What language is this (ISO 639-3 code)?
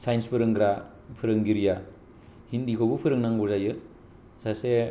brx